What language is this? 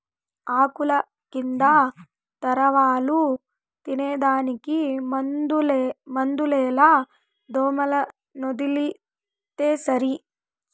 Telugu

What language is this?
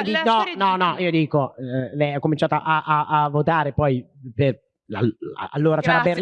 Italian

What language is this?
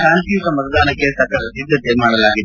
Kannada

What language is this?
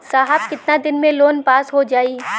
Bhojpuri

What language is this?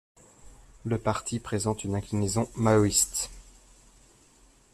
French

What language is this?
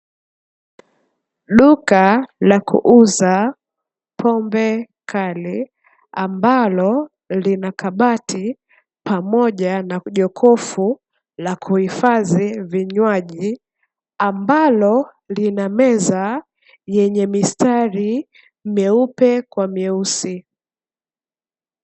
Swahili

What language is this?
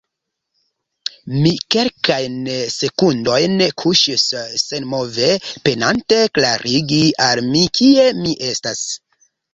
Esperanto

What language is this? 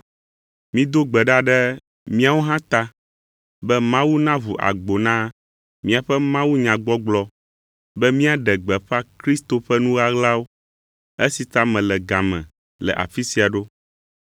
Ewe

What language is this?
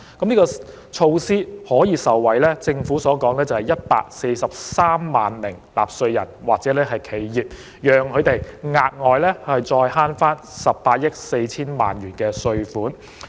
Cantonese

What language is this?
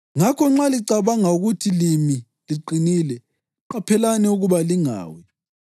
North Ndebele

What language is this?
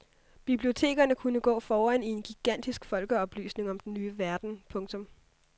Danish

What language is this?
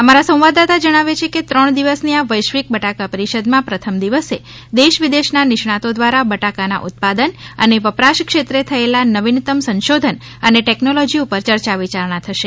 Gujarati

